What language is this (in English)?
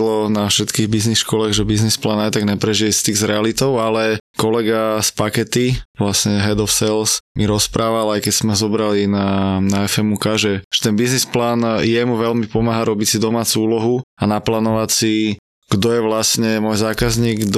Slovak